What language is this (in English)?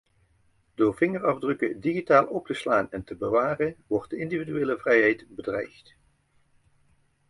Dutch